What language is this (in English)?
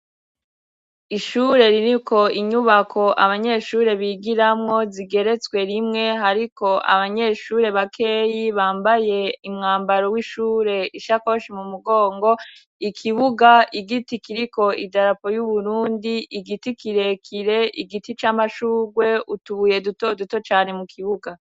Rundi